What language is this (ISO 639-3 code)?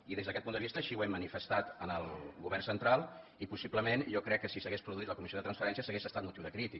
cat